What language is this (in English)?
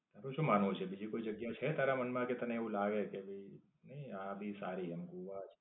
Gujarati